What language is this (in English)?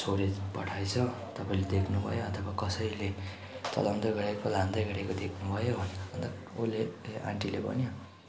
Nepali